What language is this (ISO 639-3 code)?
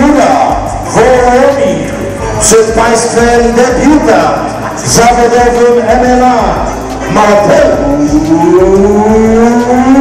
pol